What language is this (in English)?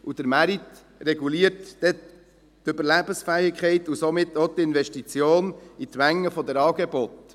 Swiss German